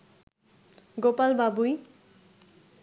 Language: Bangla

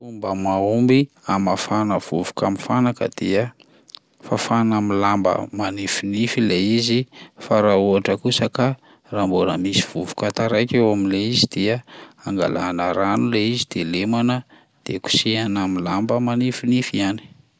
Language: Malagasy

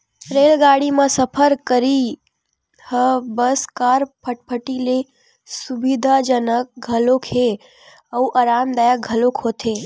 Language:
Chhattisgarhi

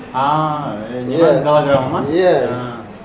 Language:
Kazakh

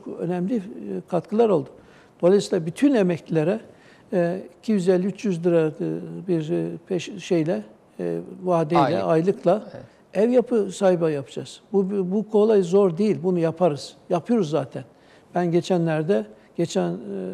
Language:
Turkish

